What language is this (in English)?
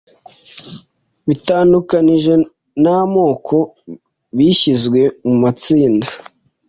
Kinyarwanda